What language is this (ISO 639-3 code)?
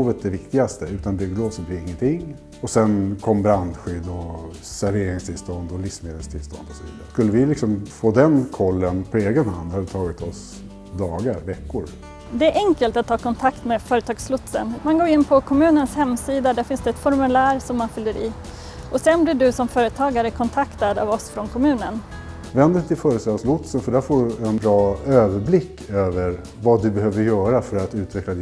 swe